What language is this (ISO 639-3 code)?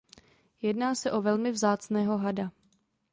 ces